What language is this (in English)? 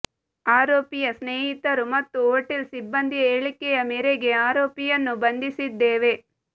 Kannada